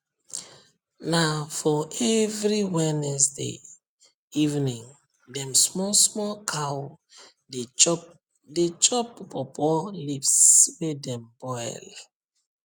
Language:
Nigerian Pidgin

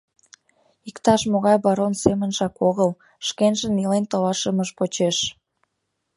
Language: Mari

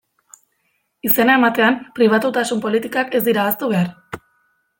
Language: Basque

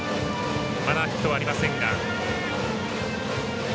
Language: Japanese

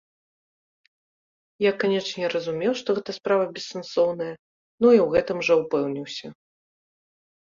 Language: Belarusian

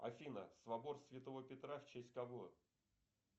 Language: Russian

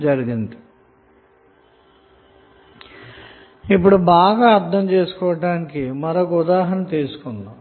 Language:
Telugu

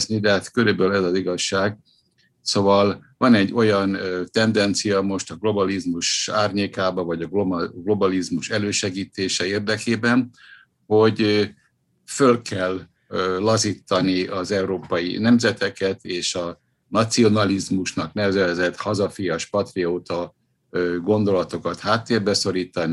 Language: Hungarian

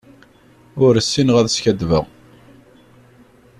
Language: Kabyle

